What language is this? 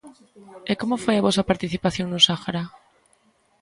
Galician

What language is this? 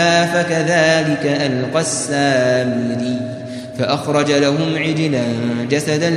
Arabic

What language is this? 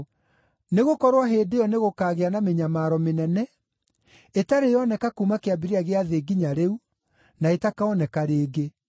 Kikuyu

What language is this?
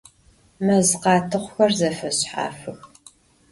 Adyghe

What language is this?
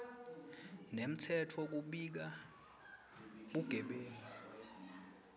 Swati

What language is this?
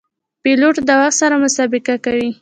Pashto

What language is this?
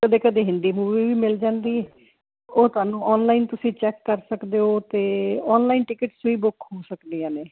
Punjabi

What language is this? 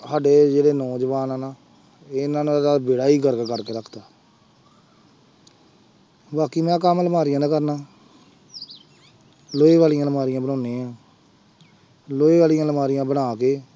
Punjabi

